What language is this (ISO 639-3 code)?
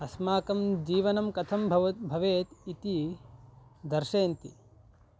san